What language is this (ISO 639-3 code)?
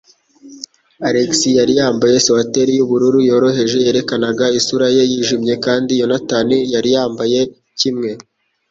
kin